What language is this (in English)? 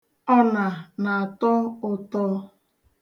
Igbo